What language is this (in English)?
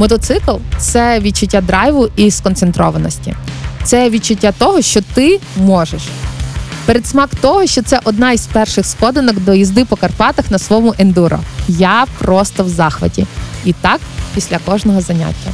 Ukrainian